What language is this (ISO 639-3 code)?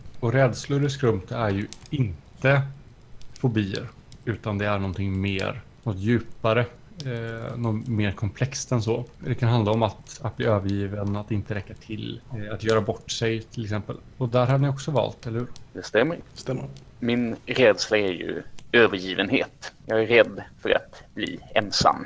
swe